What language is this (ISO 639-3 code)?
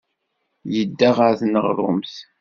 kab